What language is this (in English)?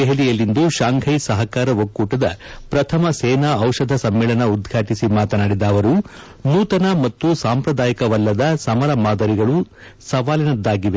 Kannada